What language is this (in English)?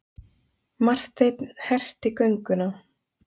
Icelandic